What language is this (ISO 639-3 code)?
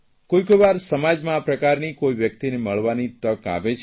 guj